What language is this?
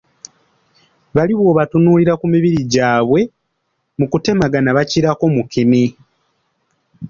Ganda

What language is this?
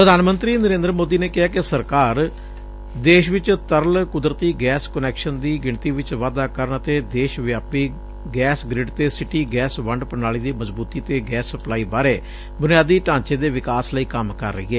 Punjabi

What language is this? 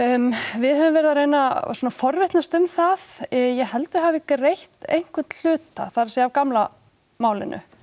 Icelandic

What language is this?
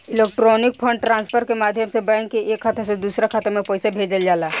Bhojpuri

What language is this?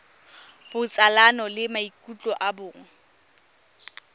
Tswana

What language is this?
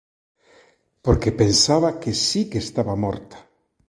Galician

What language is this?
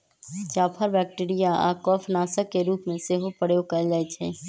Magahi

